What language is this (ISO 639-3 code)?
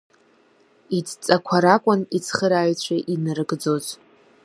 abk